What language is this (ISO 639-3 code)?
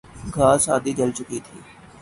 urd